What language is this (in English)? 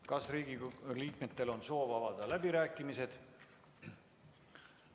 Estonian